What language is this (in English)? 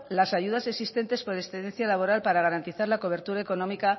Spanish